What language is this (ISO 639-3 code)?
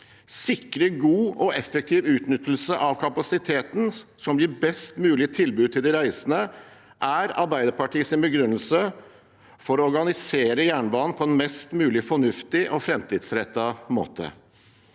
nor